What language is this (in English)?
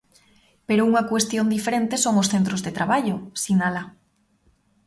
Galician